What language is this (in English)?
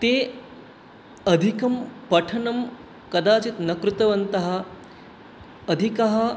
Sanskrit